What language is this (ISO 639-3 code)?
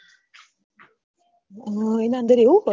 guj